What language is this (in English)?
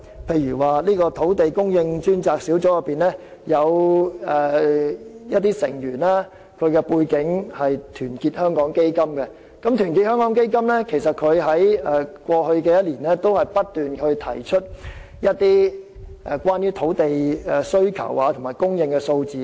Cantonese